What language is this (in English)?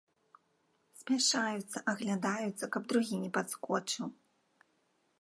Belarusian